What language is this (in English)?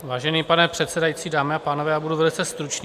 Czech